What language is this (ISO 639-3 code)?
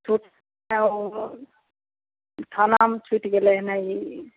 mai